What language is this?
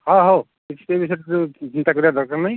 Odia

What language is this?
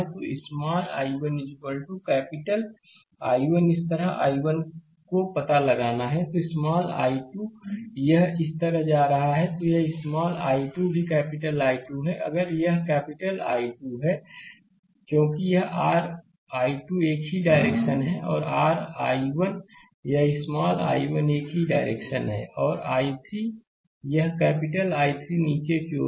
Hindi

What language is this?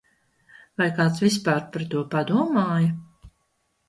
Latvian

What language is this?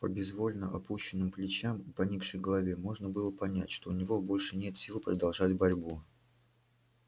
Russian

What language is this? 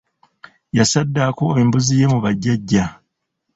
Ganda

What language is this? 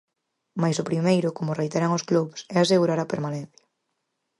Galician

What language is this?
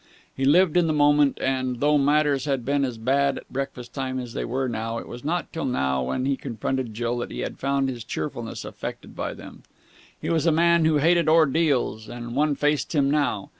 English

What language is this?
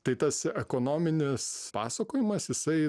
Lithuanian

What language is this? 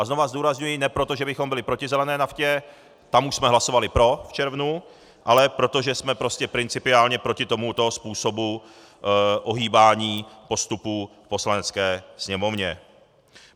Czech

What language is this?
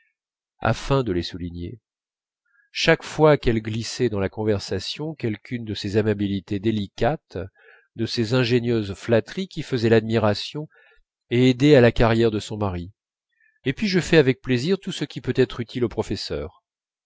French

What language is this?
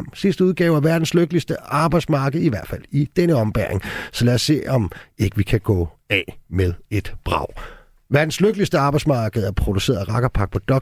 Danish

